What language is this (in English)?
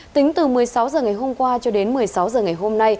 Vietnamese